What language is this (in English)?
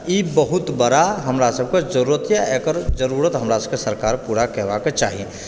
Maithili